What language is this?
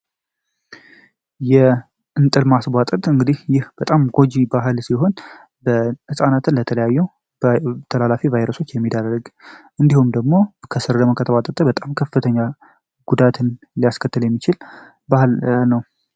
Amharic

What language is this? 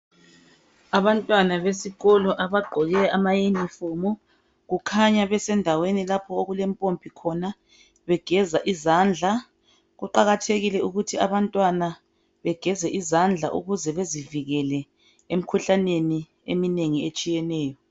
North Ndebele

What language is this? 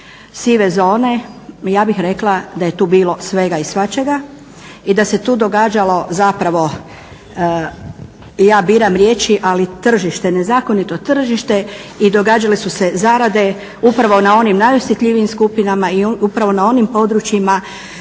Croatian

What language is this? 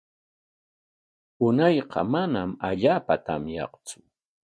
Corongo Ancash Quechua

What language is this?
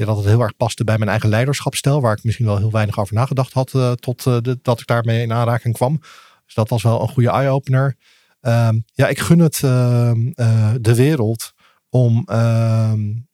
Dutch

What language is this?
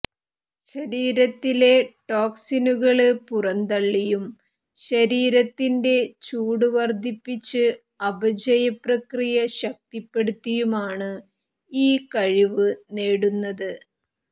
Malayalam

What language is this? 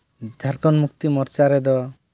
Santali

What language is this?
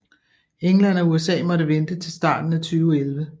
Danish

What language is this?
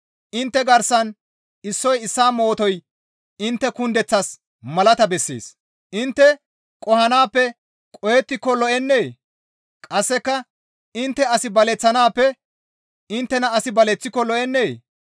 Gamo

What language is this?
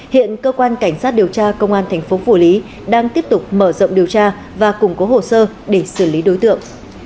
Vietnamese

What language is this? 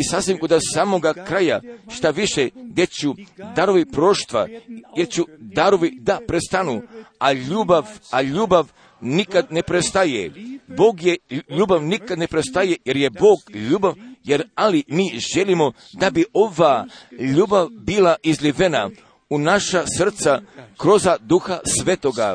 Croatian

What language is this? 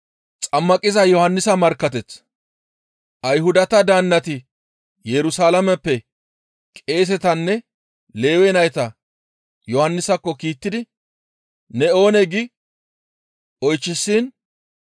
Gamo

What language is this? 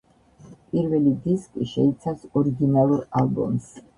Georgian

